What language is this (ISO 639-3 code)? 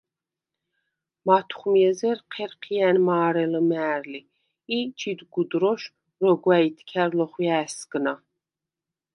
sva